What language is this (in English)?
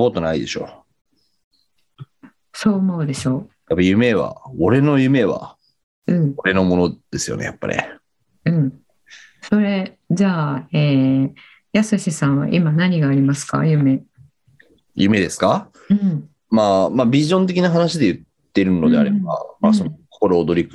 Japanese